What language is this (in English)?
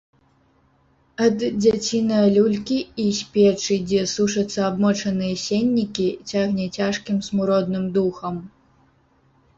Belarusian